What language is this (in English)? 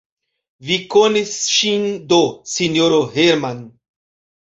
Esperanto